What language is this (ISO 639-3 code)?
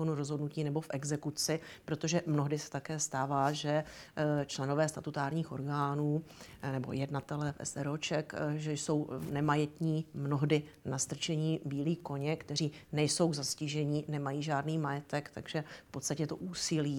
ces